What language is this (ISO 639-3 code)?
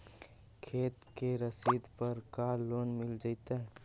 mag